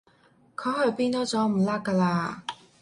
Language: Cantonese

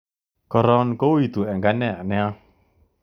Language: Kalenjin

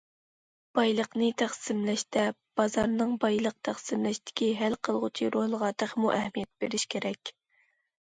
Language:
Uyghur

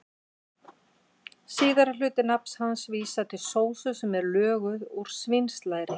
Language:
Icelandic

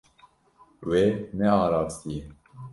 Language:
Kurdish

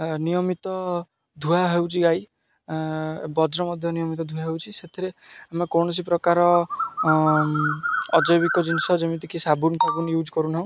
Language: Odia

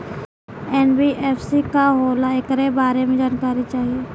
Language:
Bhojpuri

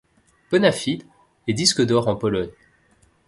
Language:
French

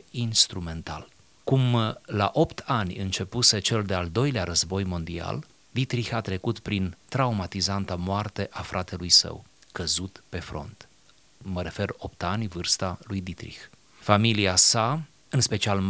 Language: Romanian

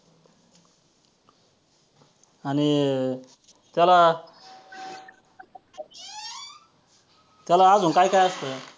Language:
Marathi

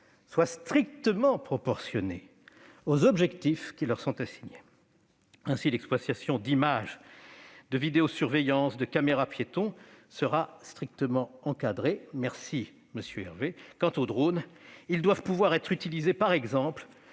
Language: French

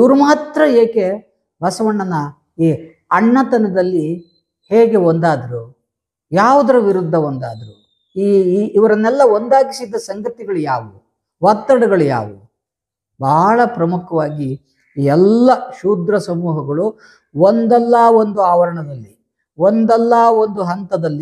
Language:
Kannada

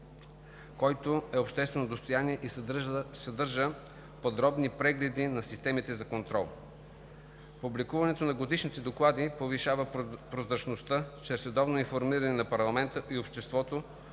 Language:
Bulgarian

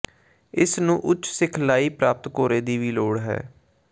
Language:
Punjabi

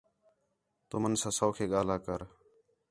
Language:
Khetrani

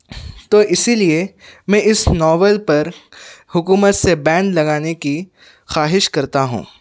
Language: Urdu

